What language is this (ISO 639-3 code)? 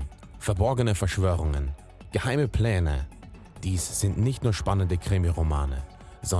deu